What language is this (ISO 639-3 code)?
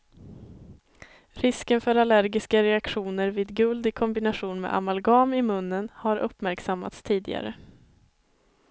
swe